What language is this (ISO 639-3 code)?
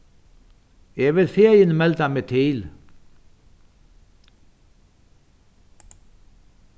fao